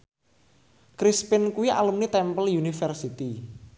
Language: Javanese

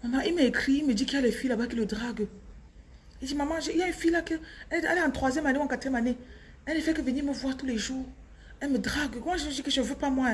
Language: French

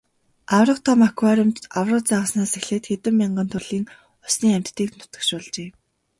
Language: Mongolian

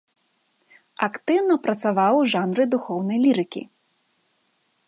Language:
Belarusian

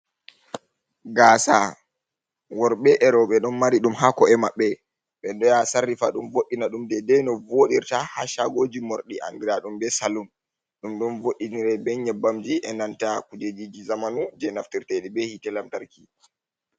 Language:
Fula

